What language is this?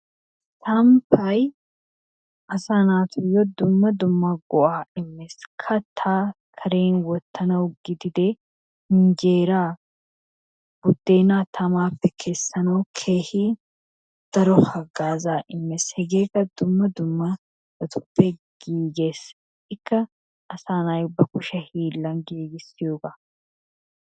Wolaytta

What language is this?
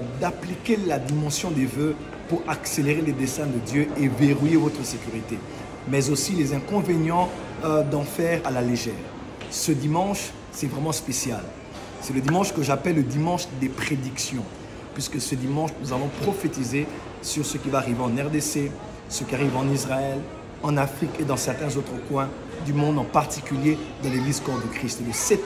French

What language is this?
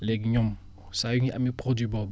Wolof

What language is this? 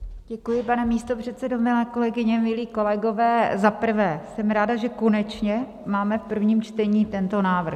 Czech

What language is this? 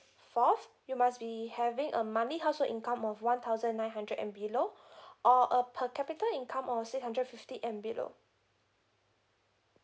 English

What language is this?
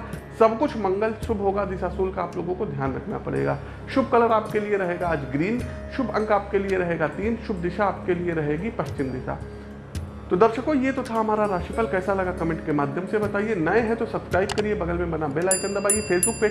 Hindi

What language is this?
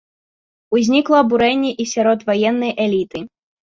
Belarusian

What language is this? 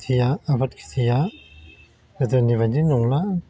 Bodo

